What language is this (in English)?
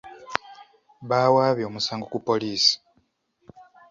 Ganda